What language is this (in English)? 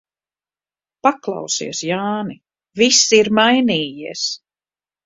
Latvian